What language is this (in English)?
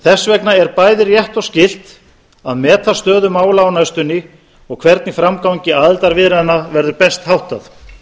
Icelandic